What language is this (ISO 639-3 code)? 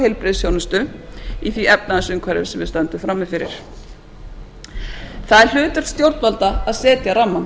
isl